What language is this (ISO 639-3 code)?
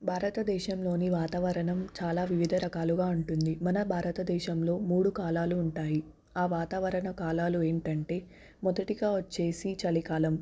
tel